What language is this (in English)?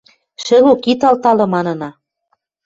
Western Mari